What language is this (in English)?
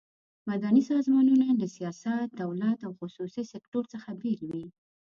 Pashto